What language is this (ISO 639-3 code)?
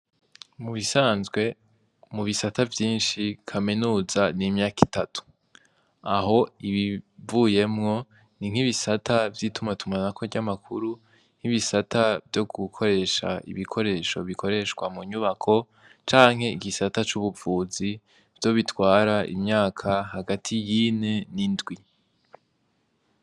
run